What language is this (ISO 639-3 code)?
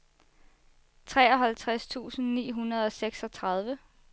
dan